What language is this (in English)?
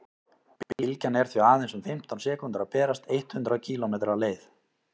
Icelandic